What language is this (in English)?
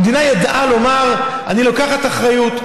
Hebrew